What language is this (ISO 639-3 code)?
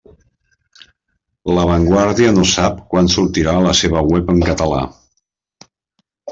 cat